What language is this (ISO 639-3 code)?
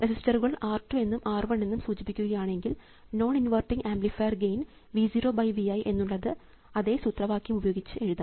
mal